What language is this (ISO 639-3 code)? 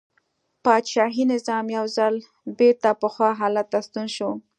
pus